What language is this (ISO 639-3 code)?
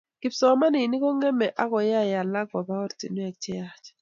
kln